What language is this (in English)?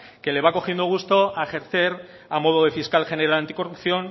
Spanish